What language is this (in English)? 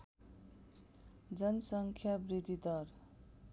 Nepali